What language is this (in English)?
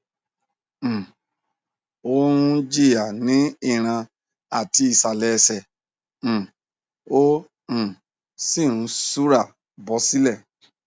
Yoruba